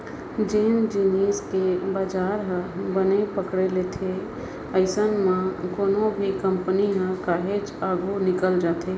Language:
Chhattisgarhi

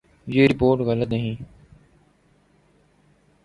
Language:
Urdu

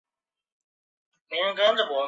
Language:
Chinese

